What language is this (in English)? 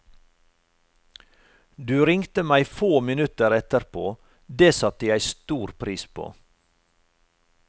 Norwegian